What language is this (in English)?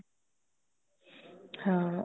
Punjabi